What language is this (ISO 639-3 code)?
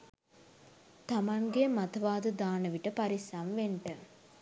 sin